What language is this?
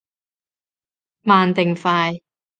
Cantonese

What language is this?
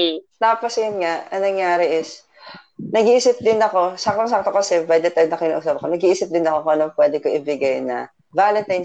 Filipino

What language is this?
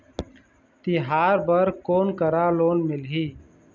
Chhattisgarhi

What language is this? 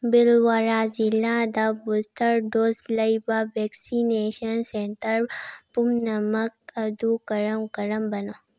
Manipuri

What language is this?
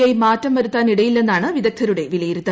Malayalam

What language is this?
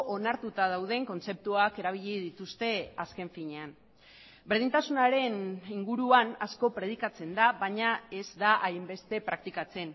Basque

